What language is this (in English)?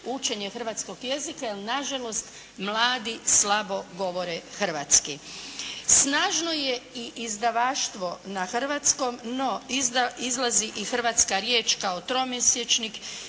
Croatian